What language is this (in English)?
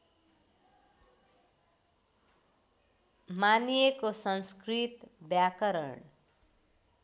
Nepali